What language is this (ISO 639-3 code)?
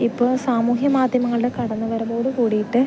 mal